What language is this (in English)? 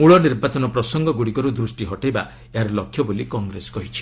Odia